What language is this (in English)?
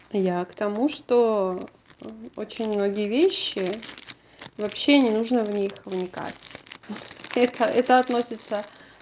Russian